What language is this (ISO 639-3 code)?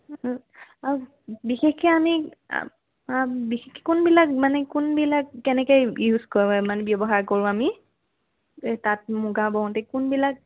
asm